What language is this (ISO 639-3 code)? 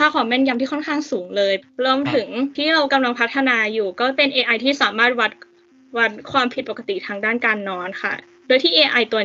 tha